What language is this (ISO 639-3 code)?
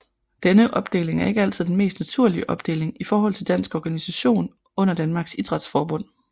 dan